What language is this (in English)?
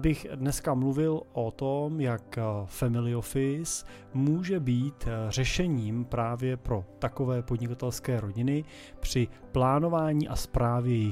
Czech